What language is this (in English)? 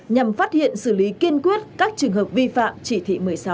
Vietnamese